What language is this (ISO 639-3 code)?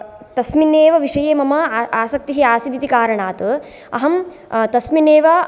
san